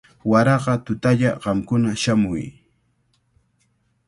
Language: Cajatambo North Lima Quechua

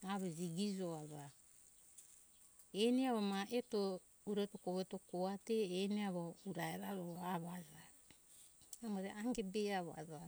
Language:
Hunjara-Kaina Ke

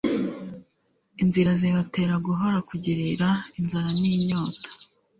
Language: Kinyarwanda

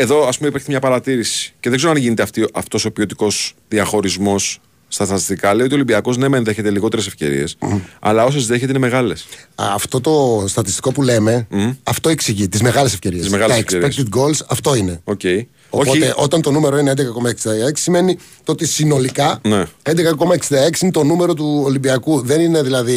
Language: Greek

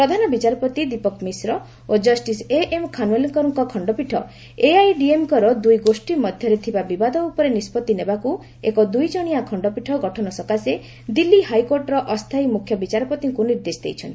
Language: Odia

